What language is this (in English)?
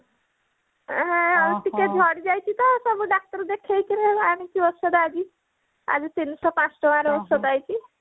Odia